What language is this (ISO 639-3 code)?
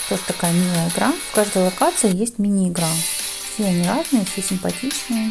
rus